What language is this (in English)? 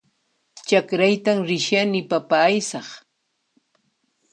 Puno Quechua